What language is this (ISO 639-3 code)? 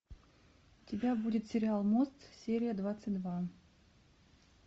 rus